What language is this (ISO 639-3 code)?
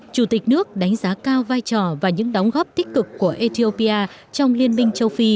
vie